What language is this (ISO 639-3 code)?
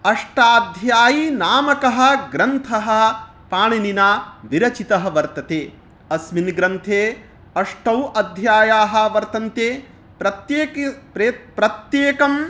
san